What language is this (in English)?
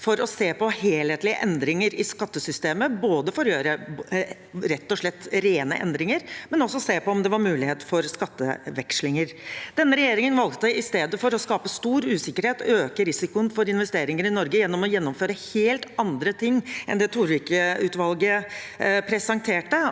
Norwegian